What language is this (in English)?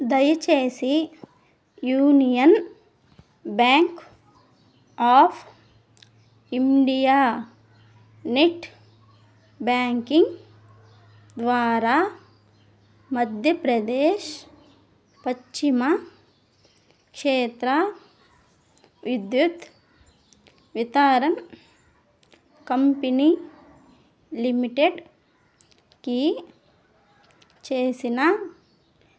Telugu